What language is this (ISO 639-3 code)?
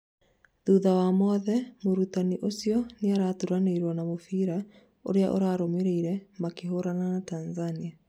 kik